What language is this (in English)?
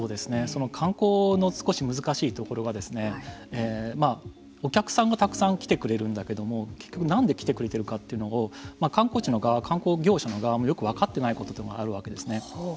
Japanese